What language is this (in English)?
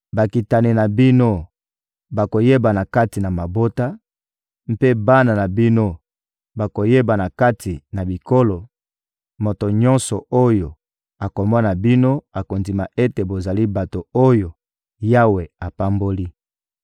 Lingala